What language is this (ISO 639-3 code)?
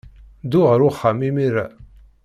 kab